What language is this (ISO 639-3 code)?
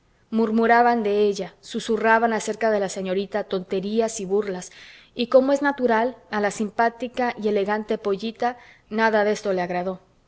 spa